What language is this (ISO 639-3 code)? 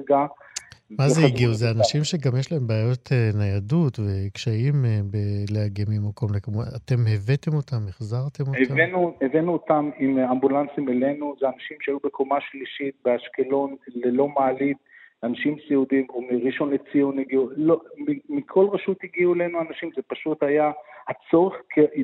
heb